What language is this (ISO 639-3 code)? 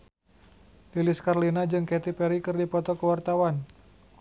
sun